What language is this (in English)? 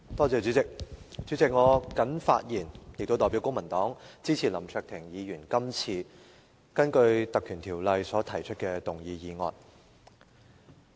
Cantonese